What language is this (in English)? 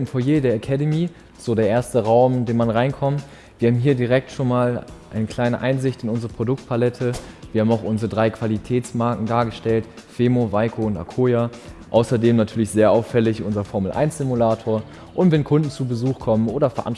German